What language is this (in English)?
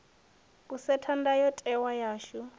Venda